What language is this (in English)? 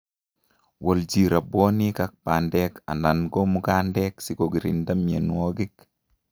Kalenjin